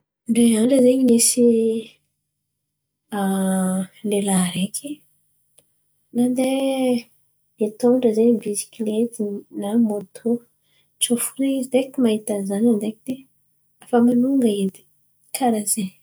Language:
Antankarana Malagasy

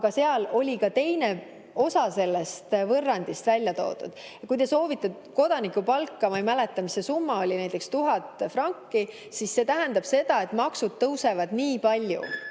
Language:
Estonian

